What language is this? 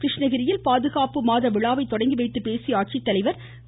Tamil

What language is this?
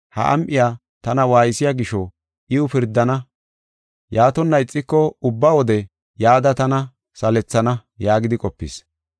Gofa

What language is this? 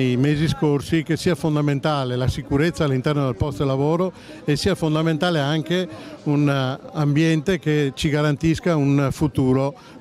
Italian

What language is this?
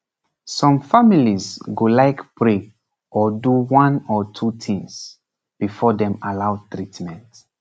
Nigerian Pidgin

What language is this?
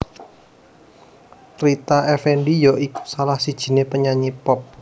Javanese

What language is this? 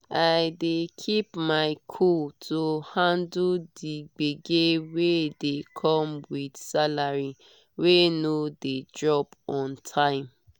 Nigerian Pidgin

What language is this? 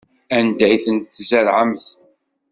Kabyle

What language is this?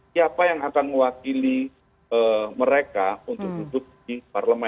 Indonesian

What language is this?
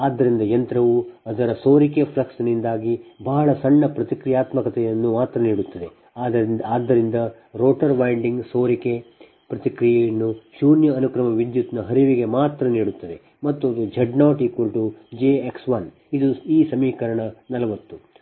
Kannada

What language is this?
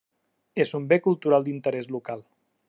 Catalan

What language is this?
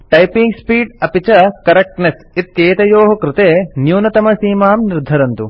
Sanskrit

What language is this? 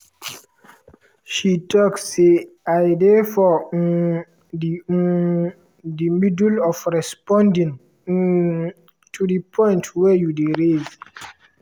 Nigerian Pidgin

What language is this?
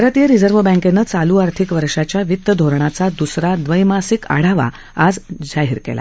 Marathi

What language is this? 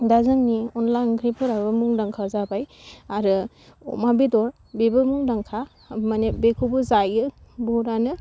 Bodo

